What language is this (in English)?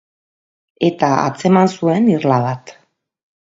Basque